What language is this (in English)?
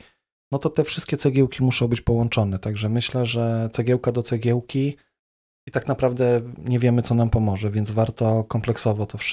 Polish